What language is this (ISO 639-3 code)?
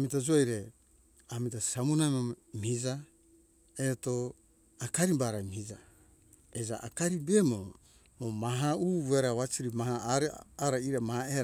hkk